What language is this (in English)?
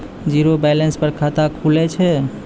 Maithili